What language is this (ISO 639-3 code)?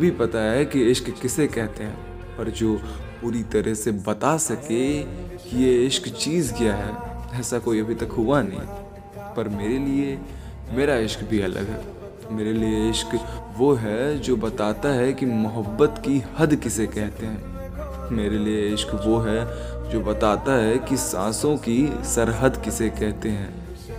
hin